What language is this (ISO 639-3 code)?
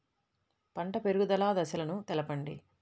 tel